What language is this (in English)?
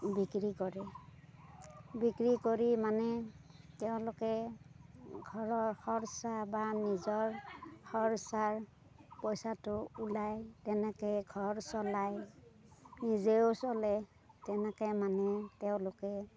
Assamese